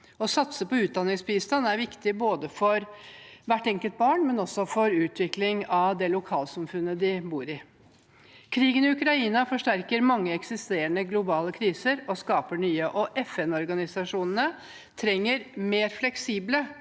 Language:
Norwegian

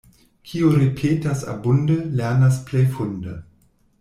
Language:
Esperanto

